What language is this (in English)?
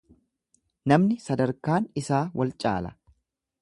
Oromo